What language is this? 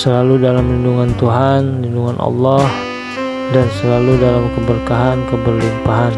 Indonesian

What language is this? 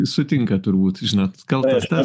Lithuanian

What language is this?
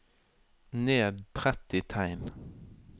Norwegian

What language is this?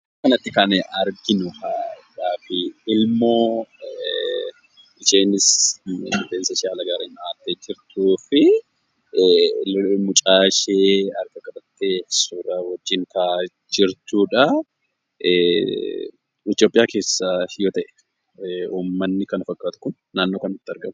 Oromo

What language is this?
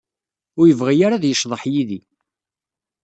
Kabyle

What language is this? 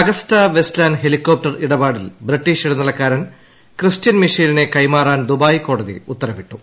Malayalam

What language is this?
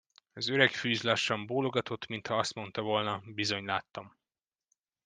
Hungarian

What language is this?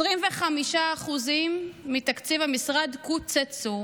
Hebrew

